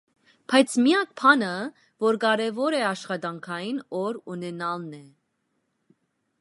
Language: Armenian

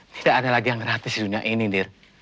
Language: Indonesian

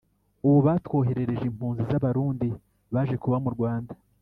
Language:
Kinyarwanda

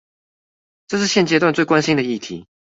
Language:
Chinese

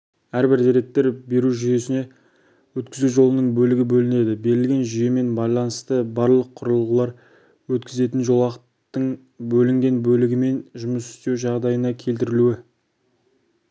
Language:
Kazakh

